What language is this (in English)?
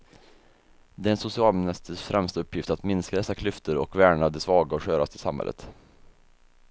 Swedish